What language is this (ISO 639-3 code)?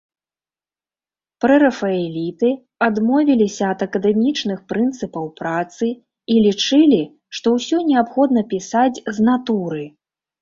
bel